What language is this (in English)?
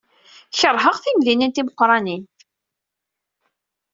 Kabyle